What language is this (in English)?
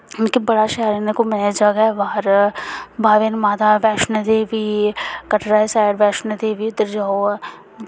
Dogri